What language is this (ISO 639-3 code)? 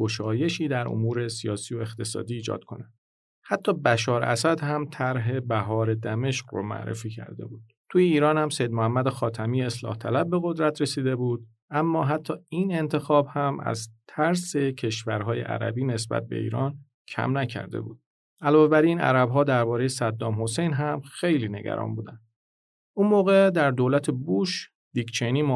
fas